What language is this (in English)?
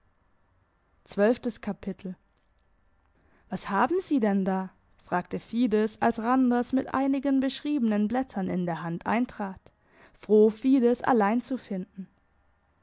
German